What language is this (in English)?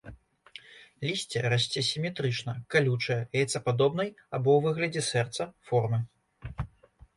Belarusian